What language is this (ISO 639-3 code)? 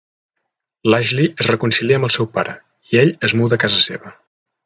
cat